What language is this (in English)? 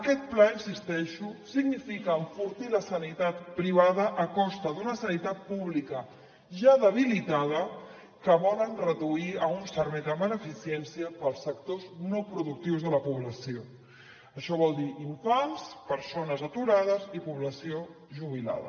Catalan